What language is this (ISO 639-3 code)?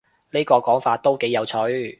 yue